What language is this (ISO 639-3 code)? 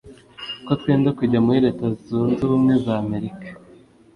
kin